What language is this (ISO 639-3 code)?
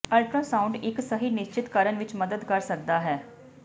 pan